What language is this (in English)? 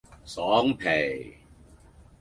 Cantonese